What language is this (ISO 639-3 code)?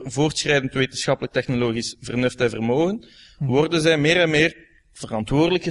nld